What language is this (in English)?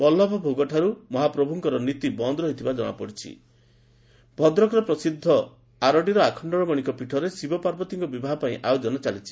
Odia